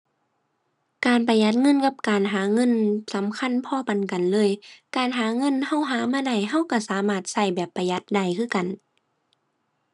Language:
Thai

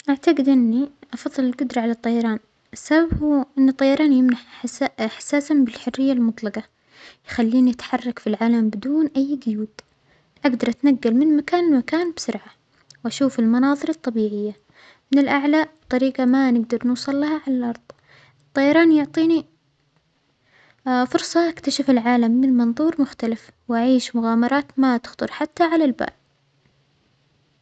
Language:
Omani Arabic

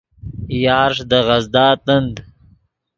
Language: Yidgha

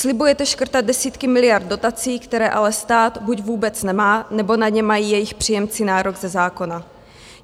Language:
Czech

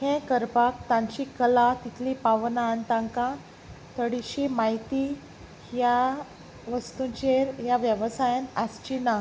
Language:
Konkani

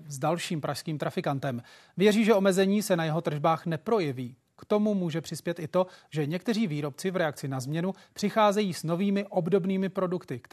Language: Czech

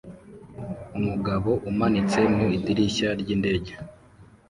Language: Kinyarwanda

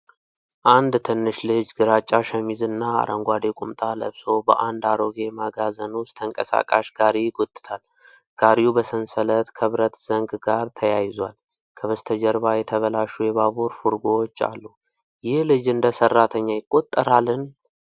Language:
Amharic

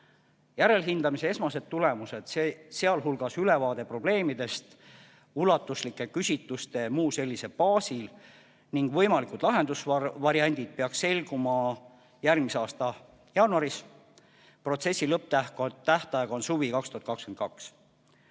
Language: Estonian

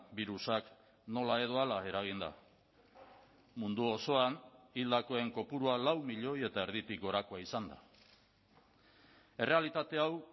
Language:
Basque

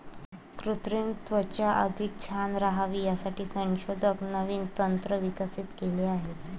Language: Marathi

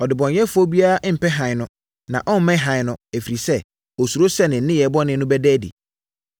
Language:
Akan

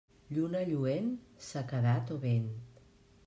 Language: Catalan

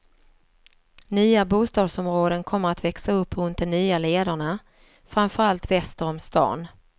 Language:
Swedish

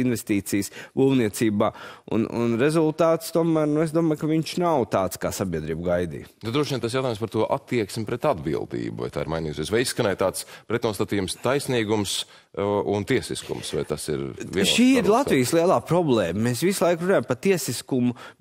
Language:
Latvian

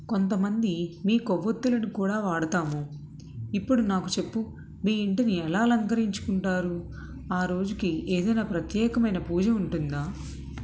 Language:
Telugu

